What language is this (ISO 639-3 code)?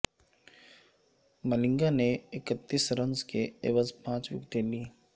urd